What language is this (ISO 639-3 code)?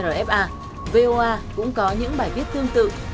vie